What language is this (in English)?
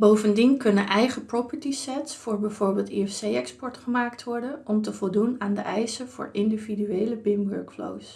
Dutch